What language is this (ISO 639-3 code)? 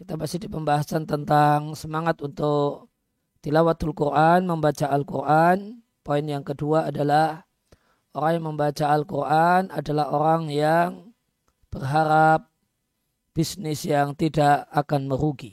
ind